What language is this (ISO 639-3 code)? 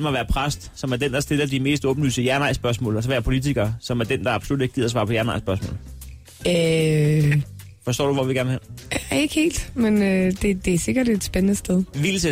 dan